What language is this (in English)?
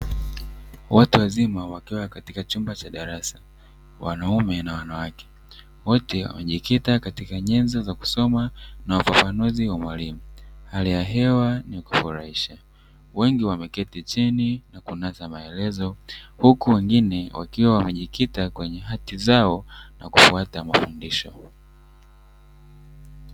Swahili